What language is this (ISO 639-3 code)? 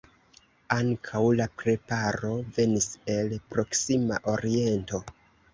epo